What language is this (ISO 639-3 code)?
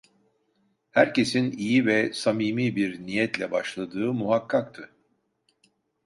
tur